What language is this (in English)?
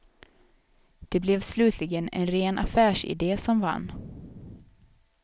Swedish